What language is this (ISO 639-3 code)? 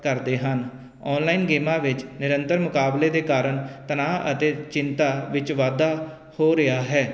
pan